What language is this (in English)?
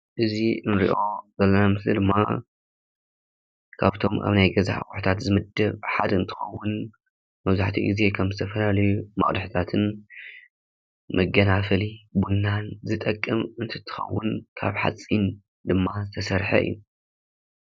Tigrinya